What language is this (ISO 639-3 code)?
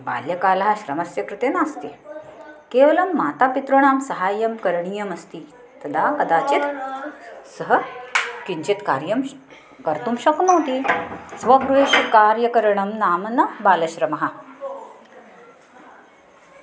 san